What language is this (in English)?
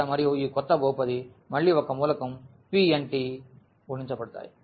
Telugu